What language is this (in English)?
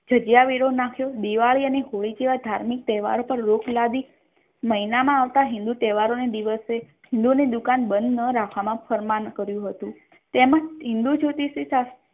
Gujarati